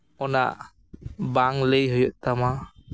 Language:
Santali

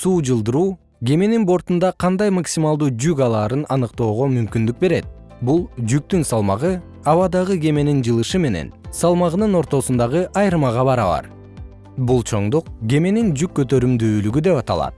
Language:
Kyrgyz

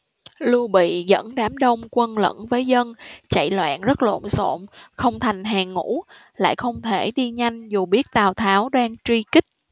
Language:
Vietnamese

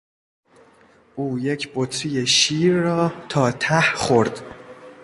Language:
Persian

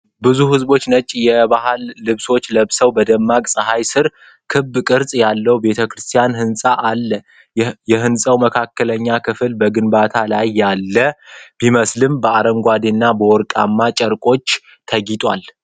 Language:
Amharic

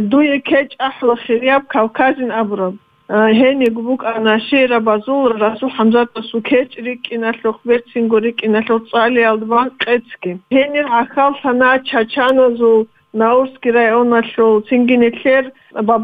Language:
Russian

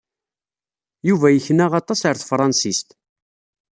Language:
Kabyle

